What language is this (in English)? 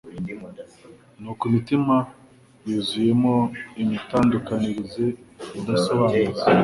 Kinyarwanda